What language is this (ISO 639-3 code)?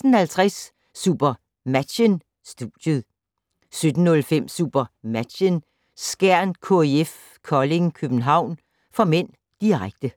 dan